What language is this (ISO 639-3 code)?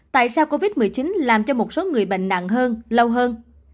vie